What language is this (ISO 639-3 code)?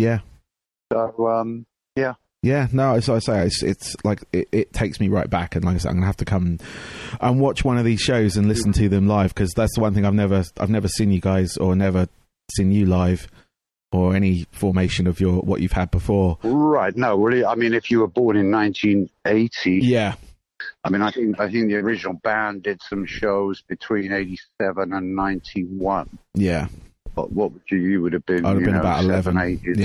eng